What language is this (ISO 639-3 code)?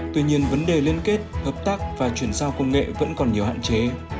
vie